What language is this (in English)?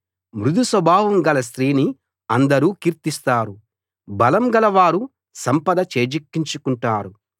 Telugu